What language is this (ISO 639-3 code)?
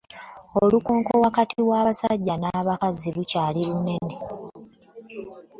lug